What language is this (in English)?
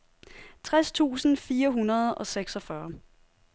Danish